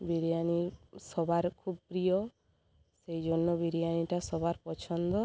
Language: Bangla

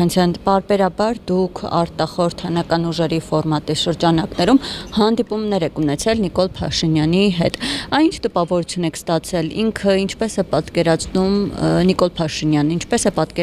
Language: Turkish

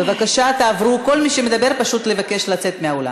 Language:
Hebrew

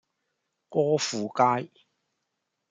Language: Cantonese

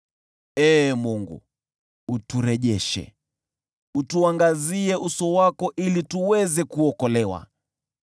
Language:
Swahili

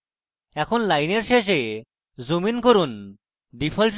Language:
Bangla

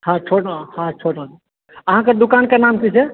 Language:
Maithili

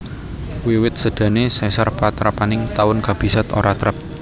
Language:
Javanese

